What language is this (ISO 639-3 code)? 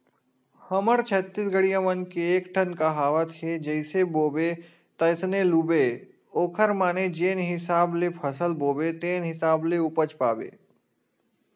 hne